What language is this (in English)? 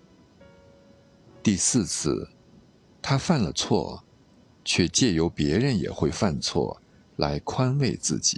Chinese